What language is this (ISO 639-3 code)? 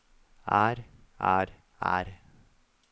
nor